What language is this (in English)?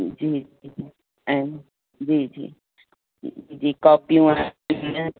Sindhi